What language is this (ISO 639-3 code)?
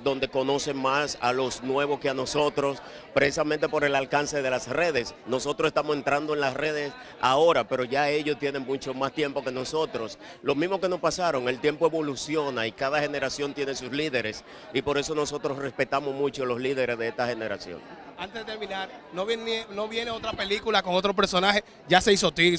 spa